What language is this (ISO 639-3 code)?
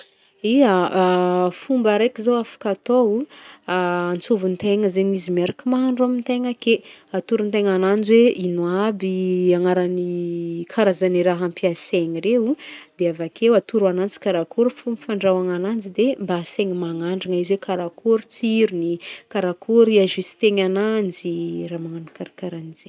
bmm